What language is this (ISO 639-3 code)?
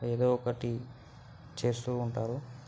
tel